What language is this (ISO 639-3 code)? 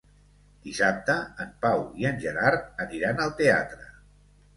cat